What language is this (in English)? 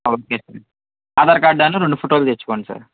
Telugu